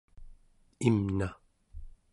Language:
Central Yupik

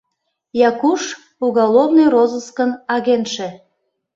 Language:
Mari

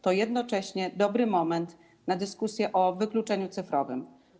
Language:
Polish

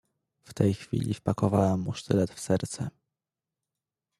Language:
Polish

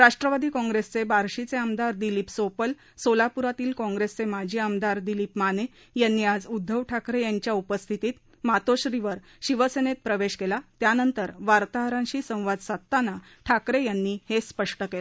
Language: Marathi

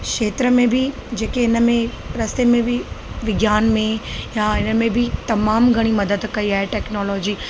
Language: Sindhi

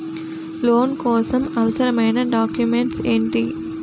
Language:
Telugu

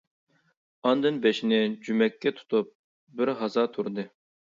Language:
Uyghur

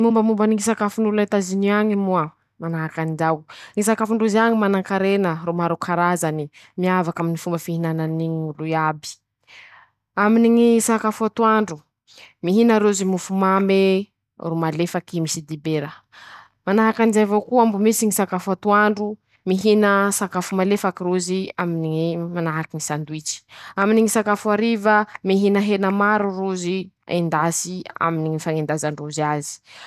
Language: Masikoro Malagasy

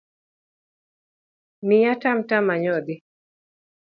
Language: Luo (Kenya and Tanzania)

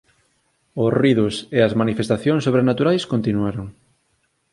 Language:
Galician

